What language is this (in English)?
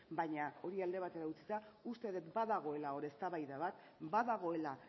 Basque